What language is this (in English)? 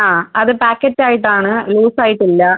Malayalam